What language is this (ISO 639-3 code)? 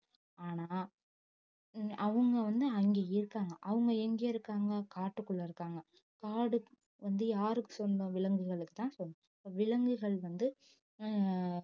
tam